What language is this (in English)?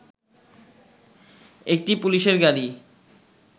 Bangla